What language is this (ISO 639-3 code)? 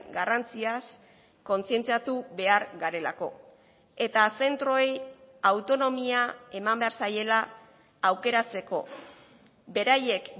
eus